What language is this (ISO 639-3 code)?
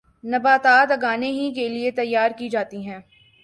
urd